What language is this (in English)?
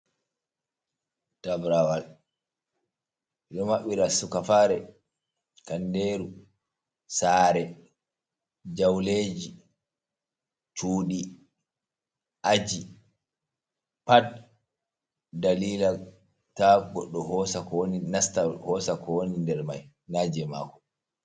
Fula